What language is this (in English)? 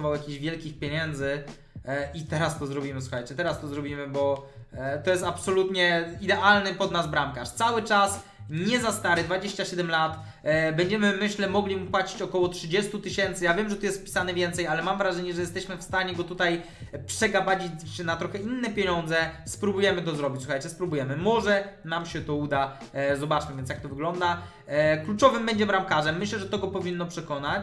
Polish